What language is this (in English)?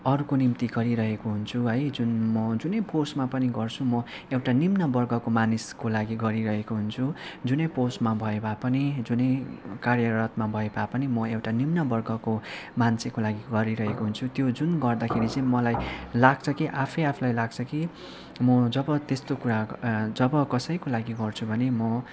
Nepali